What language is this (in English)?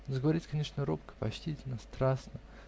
Russian